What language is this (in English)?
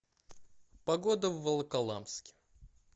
Russian